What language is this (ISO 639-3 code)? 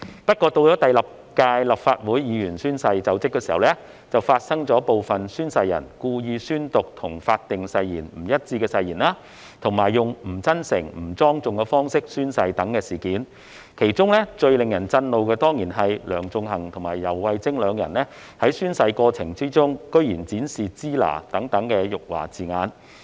yue